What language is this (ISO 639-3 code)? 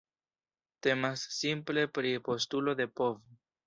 epo